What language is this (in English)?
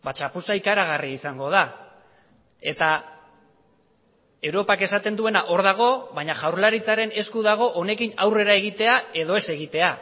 Basque